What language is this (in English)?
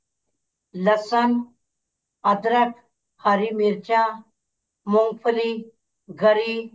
Punjabi